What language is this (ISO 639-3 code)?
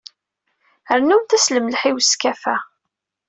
kab